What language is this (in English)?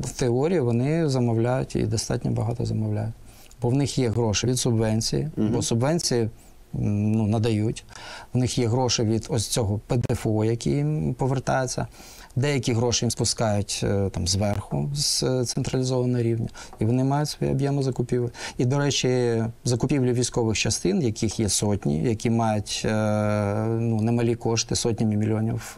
Ukrainian